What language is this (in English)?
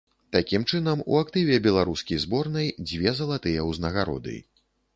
Belarusian